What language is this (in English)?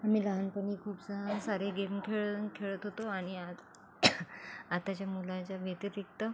Marathi